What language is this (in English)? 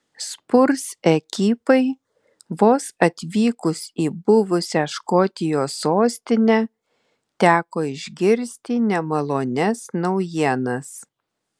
Lithuanian